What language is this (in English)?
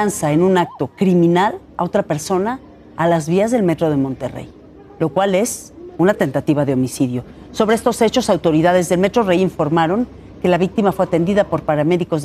Spanish